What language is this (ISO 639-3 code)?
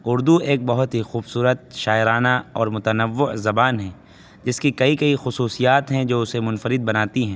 urd